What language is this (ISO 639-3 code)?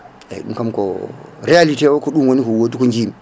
ful